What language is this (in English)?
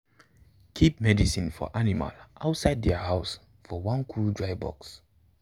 Nigerian Pidgin